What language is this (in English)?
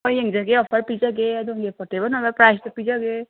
Manipuri